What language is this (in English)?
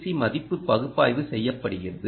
Tamil